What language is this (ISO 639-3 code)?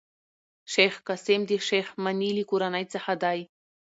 pus